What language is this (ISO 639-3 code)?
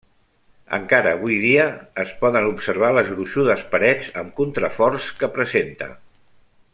cat